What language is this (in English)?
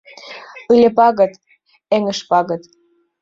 Mari